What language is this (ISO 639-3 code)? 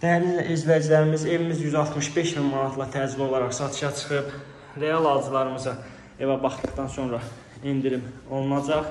tur